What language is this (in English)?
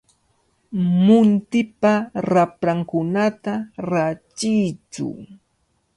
Cajatambo North Lima Quechua